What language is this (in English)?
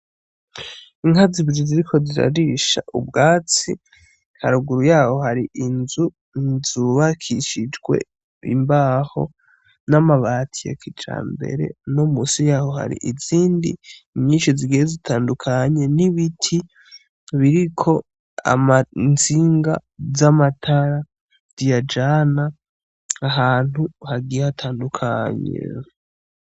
Rundi